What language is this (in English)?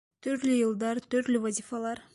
Bashkir